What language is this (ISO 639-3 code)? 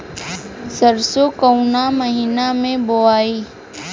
bho